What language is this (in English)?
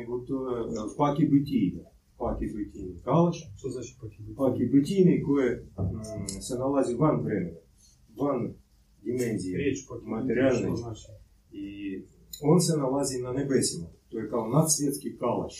Croatian